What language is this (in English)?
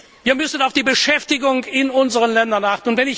German